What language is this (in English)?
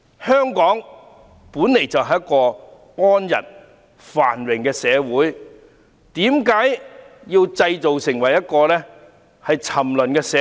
Cantonese